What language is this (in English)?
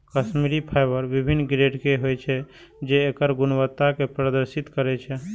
Maithili